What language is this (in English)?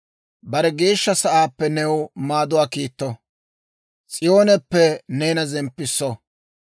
Dawro